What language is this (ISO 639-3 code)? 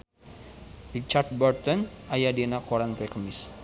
sun